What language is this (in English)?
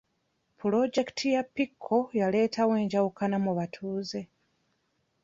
Ganda